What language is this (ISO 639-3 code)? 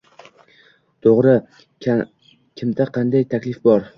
uzb